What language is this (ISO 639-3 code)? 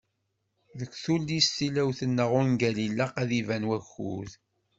kab